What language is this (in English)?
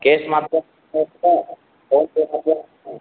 Sanskrit